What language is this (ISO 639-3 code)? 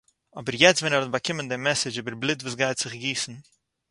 yid